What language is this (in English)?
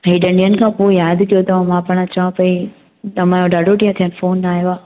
Sindhi